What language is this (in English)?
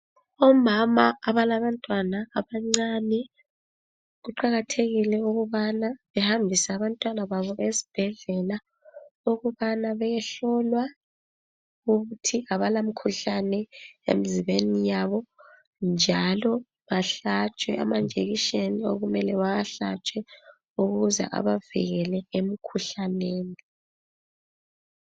North Ndebele